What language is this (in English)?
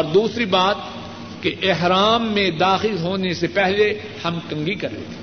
Urdu